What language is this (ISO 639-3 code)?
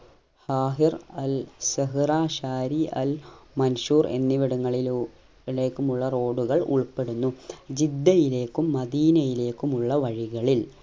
mal